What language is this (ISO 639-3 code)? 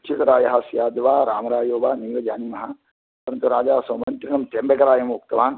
san